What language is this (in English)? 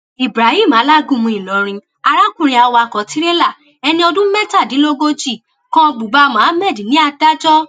Yoruba